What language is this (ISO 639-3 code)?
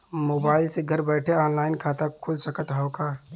bho